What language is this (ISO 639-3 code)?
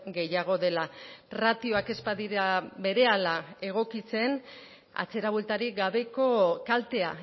eus